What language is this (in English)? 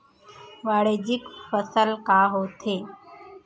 Chhattisgarhi